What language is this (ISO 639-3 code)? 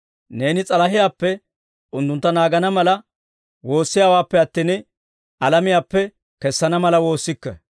dwr